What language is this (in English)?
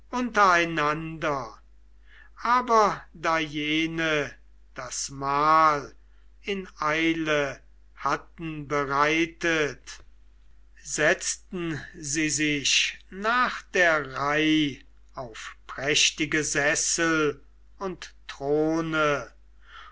German